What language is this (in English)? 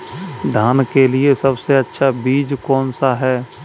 Hindi